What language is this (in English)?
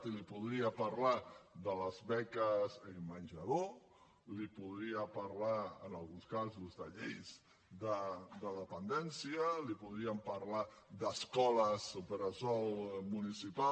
Catalan